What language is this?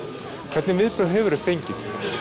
Icelandic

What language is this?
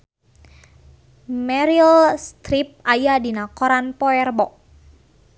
Sundanese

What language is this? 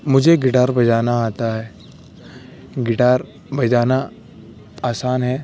Urdu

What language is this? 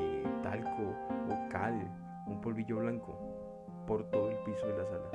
Spanish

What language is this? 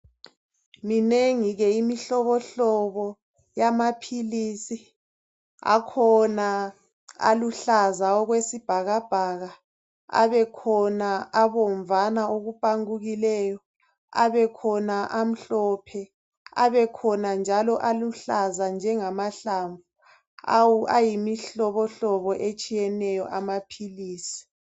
North Ndebele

